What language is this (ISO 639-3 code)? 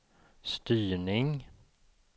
swe